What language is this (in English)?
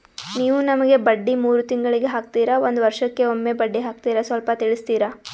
Kannada